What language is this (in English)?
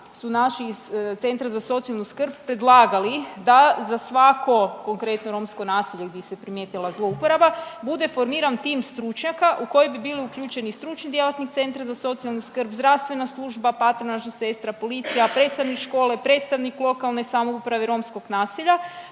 Croatian